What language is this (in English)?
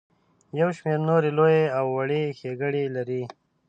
Pashto